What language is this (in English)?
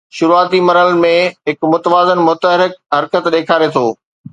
Sindhi